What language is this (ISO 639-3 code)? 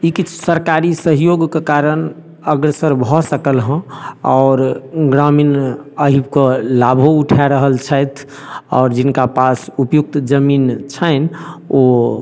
mai